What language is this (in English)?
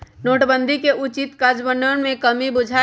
Magahi